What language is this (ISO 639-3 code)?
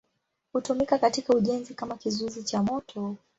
swa